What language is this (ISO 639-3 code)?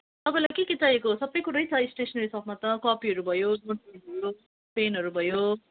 nep